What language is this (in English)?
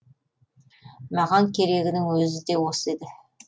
Kazakh